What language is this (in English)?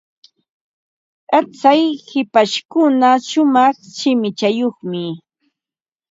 Ambo-Pasco Quechua